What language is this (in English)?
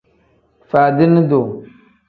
Tem